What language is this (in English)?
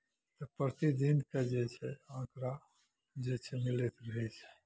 Maithili